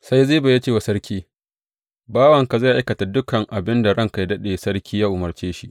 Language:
Hausa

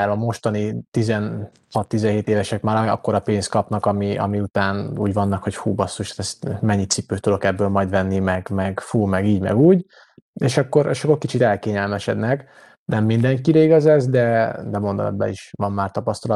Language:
Hungarian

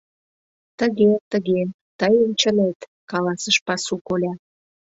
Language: Mari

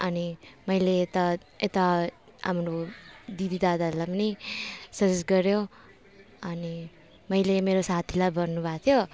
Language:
Nepali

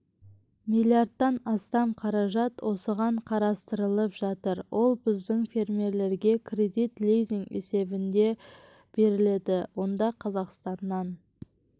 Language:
Kazakh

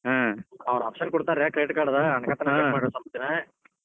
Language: Kannada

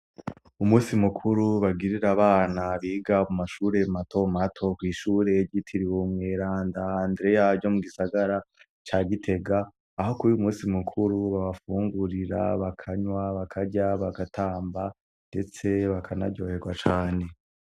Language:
Rundi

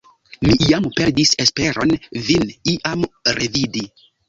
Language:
Esperanto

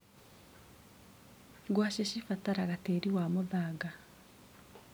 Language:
Kikuyu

